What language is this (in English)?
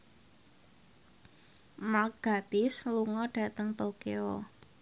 Javanese